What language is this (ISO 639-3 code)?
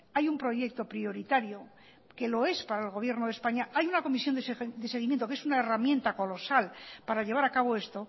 spa